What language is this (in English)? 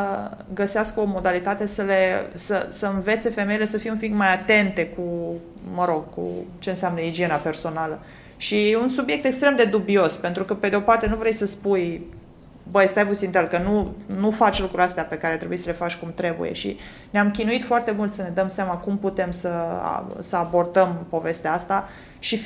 Romanian